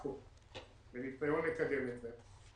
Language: Hebrew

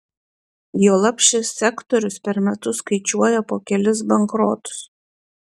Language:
Lithuanian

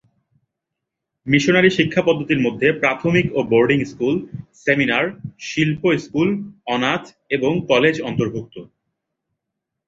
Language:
Bangla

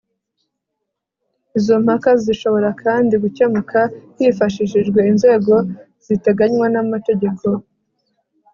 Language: Kinyarwanda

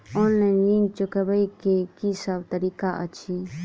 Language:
Maithili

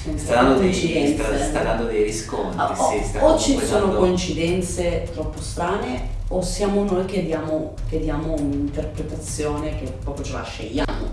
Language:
Italian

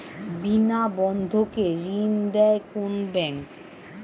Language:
Bangla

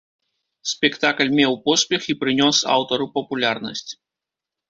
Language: Belarusian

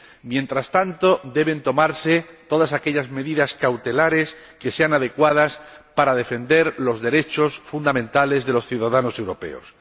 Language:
Spanish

